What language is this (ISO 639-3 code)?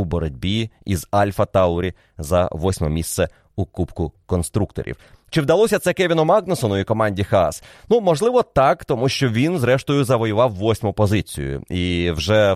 ukr